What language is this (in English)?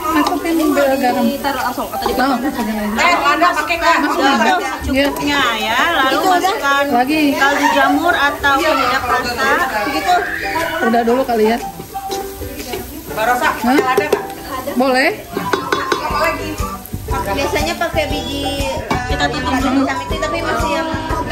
Indonesian